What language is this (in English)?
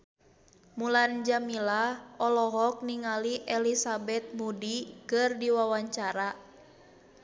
Sundanese